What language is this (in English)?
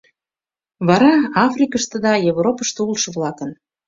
Mari